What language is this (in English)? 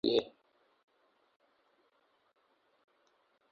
Urdu